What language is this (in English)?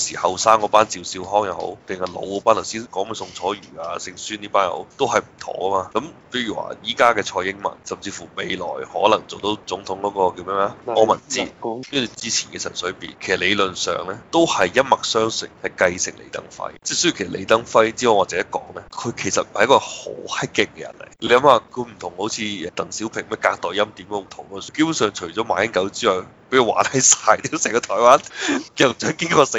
Chinese